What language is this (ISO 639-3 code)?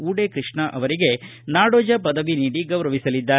kan